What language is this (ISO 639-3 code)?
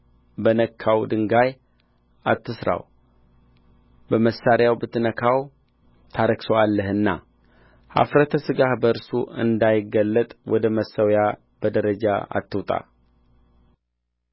amh